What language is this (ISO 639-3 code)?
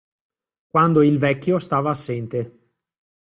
ita